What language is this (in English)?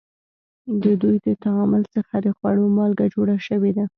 Pashto